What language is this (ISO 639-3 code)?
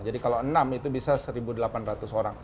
ind